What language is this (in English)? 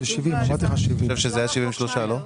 Hebrew